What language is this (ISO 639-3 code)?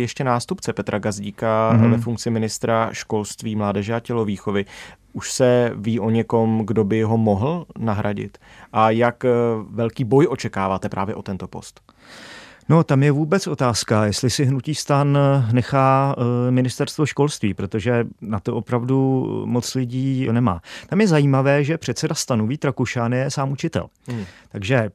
ces